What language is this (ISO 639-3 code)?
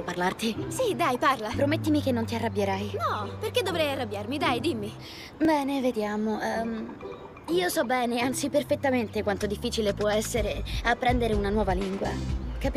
ita